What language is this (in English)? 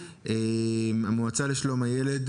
Hebrew